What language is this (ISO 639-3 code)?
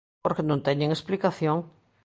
glg